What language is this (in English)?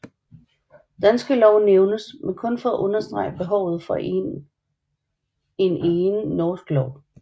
Danish